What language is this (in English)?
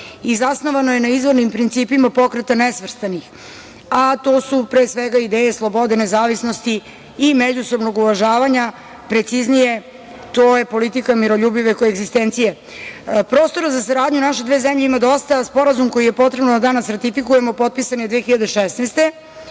Serbian